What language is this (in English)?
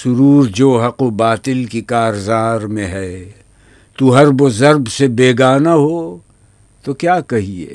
Urdu